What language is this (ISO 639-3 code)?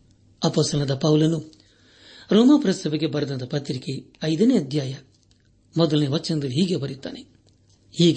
kan